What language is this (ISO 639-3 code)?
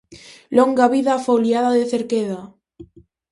glg